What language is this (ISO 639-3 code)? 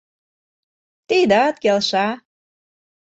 chm